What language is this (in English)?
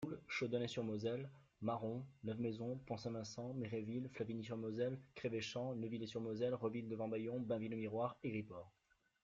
French